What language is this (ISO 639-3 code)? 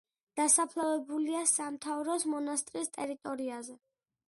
kat